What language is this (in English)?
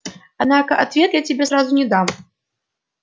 Russian